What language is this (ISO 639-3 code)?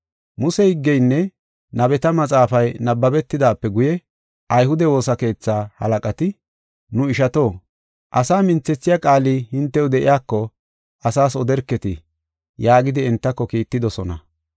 gof